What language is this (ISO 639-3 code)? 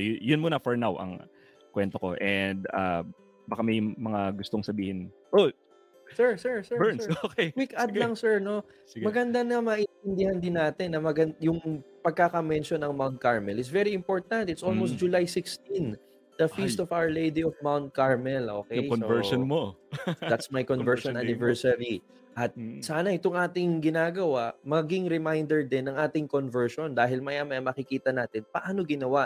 fil